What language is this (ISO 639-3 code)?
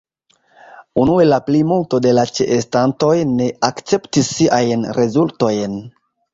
epo